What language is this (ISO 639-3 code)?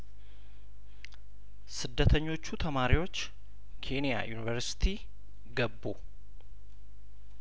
amh